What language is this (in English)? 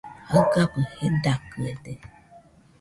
Nüpode Huitoto